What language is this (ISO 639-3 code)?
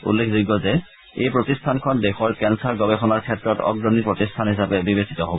asm